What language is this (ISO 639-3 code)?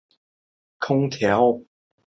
zho